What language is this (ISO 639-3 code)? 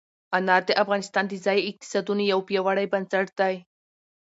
pus